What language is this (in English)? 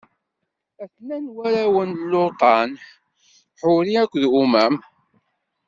Kabyle